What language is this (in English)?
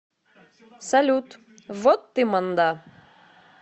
Russian